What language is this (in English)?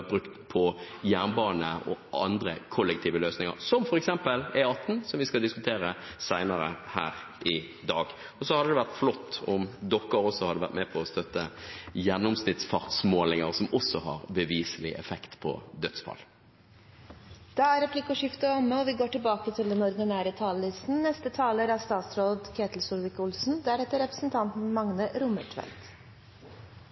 Norwegian